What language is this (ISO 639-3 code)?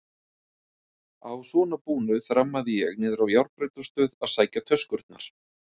isl